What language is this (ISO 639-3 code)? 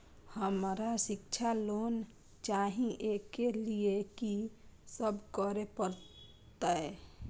mai